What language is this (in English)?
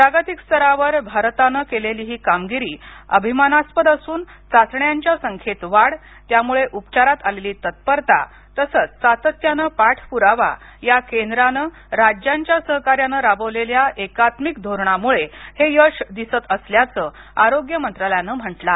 Marathi